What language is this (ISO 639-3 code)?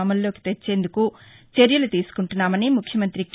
tel